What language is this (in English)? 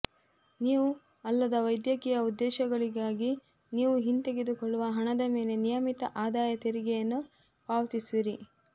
Kannada